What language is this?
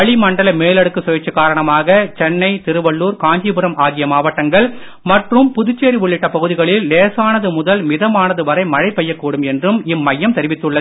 Tamil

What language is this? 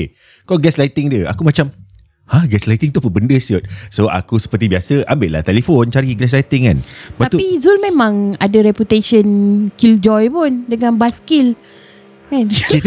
Malay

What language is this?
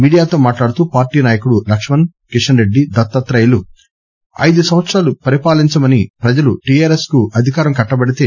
Telugu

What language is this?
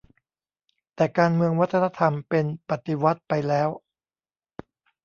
Thai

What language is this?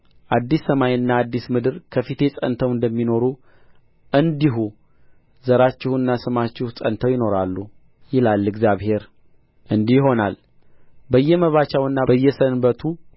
Amharic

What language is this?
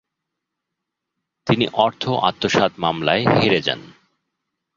Bangla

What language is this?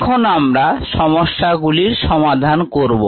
Bangla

